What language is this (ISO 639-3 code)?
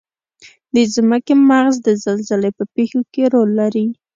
pus